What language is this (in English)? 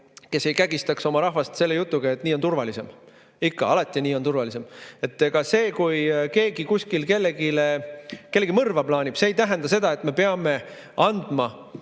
Estonian